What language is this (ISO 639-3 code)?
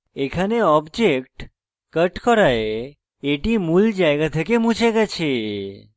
ben